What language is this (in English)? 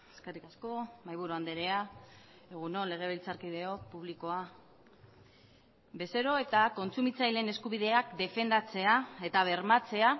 Basque